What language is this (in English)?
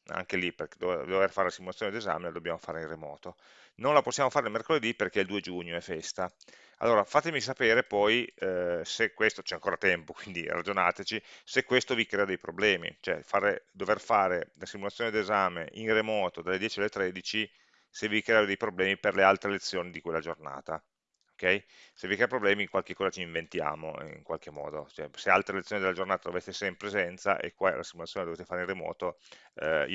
Italian